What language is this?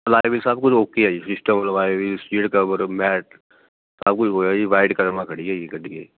Punjabi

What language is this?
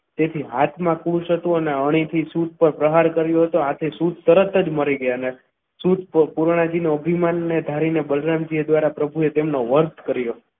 Gujarati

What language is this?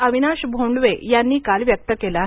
Marathi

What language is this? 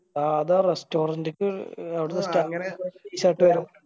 Malayalam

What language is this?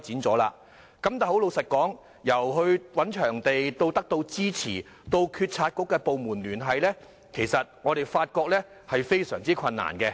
Cantonese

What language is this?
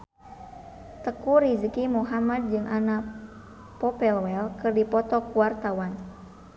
Sundanese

